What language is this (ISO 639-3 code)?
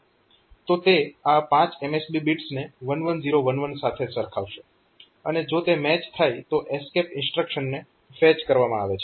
guj